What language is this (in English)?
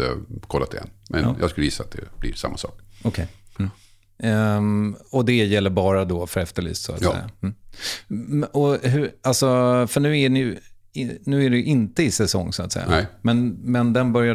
Swedish